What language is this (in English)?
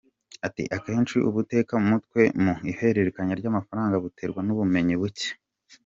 Kinyarwanda